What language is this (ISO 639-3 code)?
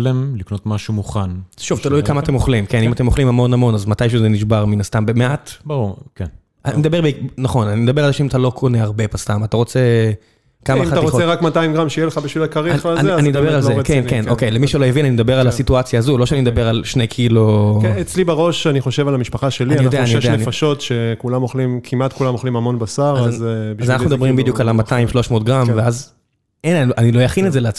heb